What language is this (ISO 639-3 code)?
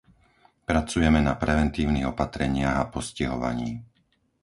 slk